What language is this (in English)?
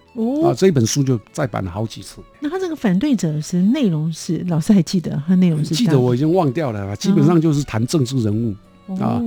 Chinese